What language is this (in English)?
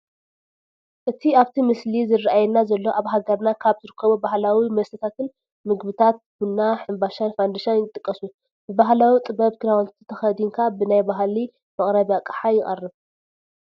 Tigrinya